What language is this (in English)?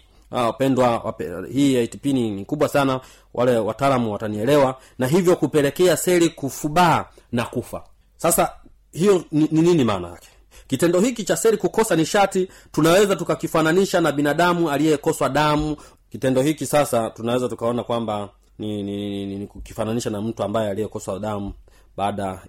Swahili